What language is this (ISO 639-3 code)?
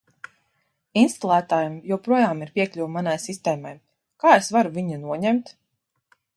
lav